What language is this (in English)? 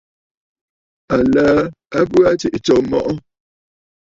Bafut